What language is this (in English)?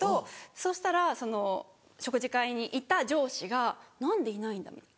Japanese